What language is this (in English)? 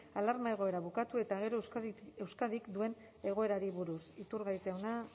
Basque